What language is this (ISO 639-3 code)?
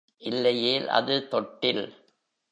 tam